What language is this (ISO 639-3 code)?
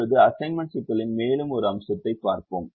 tam